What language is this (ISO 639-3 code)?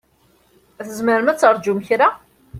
kab